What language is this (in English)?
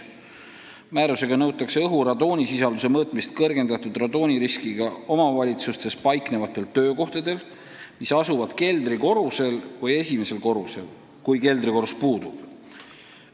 Estonian